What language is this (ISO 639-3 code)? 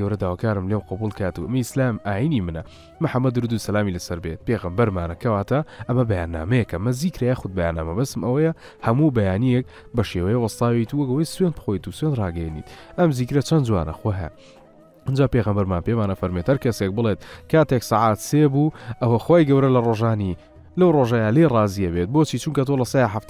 ara